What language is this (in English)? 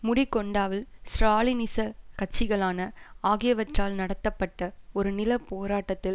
Tamil